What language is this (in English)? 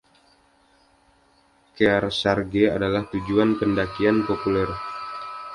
Indonesian